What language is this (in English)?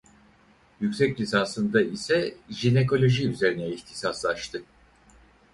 Turkish